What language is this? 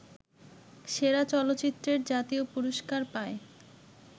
Bangla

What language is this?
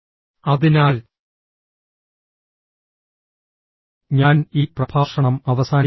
Malayalam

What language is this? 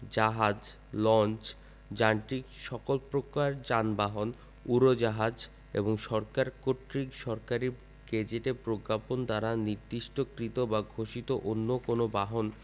Bangla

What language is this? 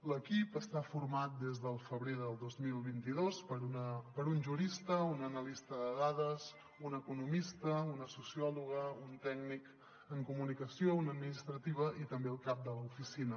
Catalan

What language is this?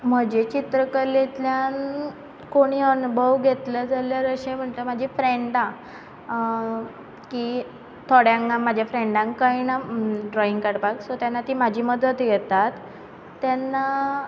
Konkani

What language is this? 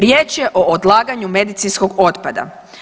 Croatian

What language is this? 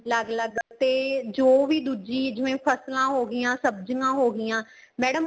Punjabi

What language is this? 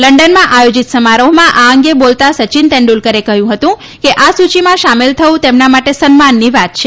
Gujarati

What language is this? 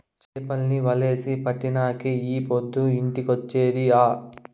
Telugu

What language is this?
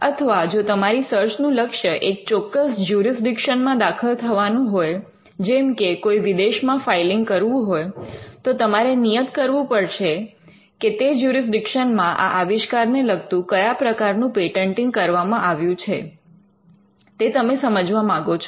Gujarati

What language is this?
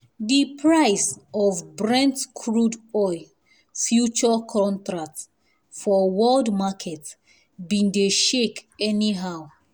Nigerian Pidgin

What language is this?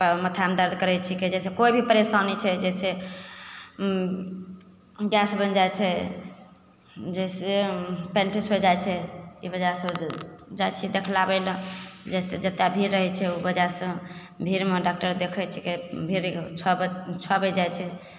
Maithili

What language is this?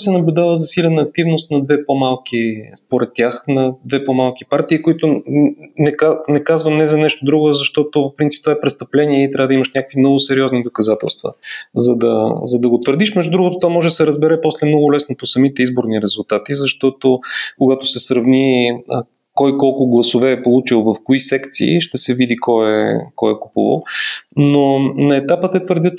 Bulgarian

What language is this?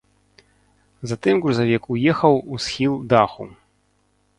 Belarusian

